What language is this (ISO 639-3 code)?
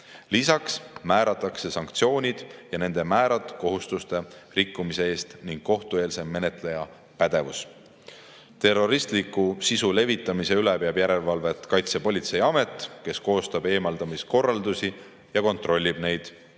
est